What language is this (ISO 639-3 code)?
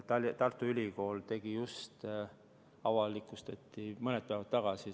est